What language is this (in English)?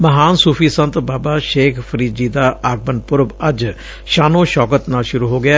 Punjabi